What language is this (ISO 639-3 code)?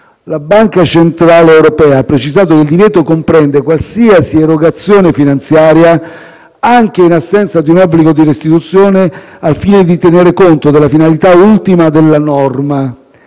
ita